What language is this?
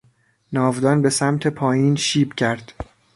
Persian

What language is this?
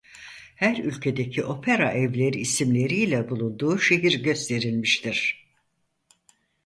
Turkish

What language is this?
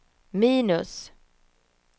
Swedish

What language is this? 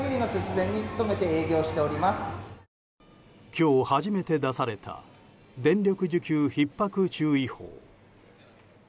Japanese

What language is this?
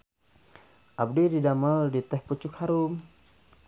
Sundanese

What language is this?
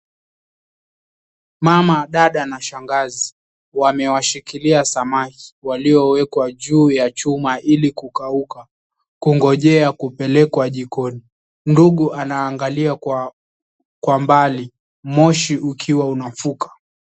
Swahili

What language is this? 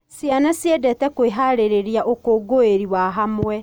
Kikuyu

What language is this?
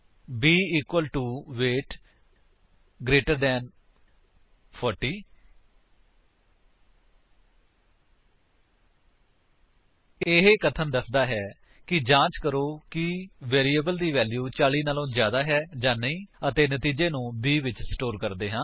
Punjabi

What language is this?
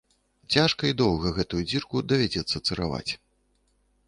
Belarusian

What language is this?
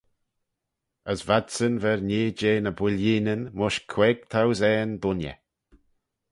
Manx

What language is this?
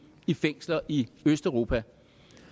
Danish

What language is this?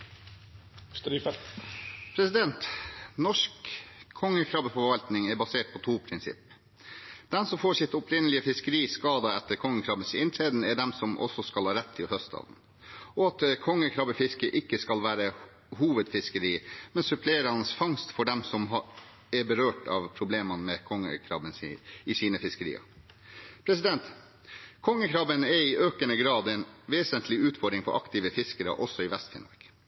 Norwegian Bokmål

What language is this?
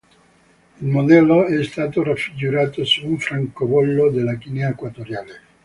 Italian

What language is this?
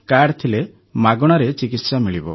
Odia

